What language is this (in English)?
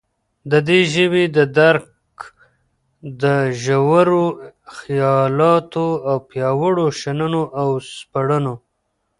Pashto